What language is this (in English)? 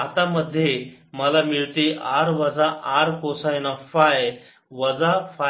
Marathi